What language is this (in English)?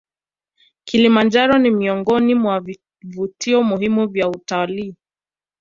Swahili